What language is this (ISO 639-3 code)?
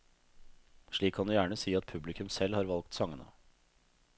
nor